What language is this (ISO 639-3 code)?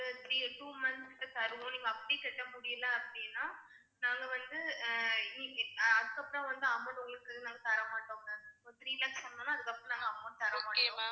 tam